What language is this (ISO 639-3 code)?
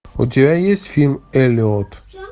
rus